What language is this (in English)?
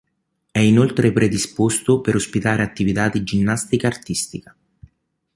Italian